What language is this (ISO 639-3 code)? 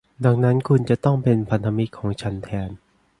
tha